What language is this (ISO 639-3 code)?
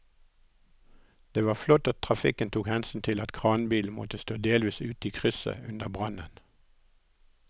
nor